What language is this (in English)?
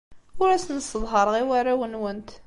Kabyle